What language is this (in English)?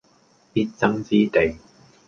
Cantonese